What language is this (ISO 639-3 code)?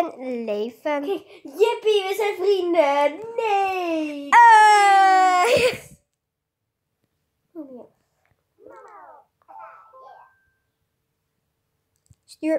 nld